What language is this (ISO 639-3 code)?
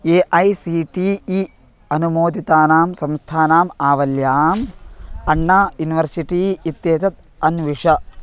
san